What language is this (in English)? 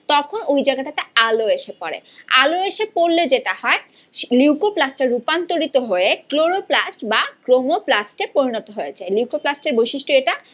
Bangla